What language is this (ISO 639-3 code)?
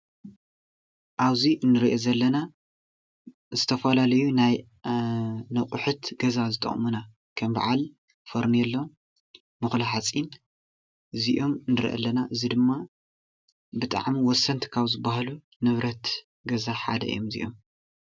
tir